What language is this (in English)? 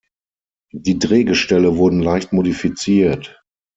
German